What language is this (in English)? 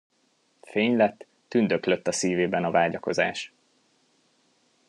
Hungarian